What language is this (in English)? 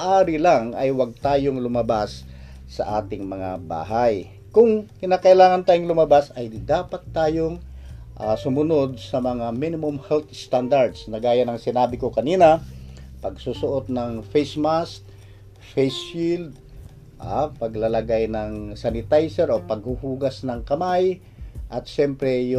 Filipino